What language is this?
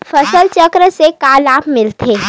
Chhattisgarhi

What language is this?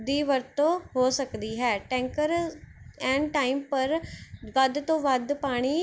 Punjabi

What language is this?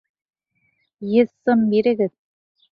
Bashkir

